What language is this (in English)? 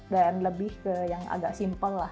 Indonesian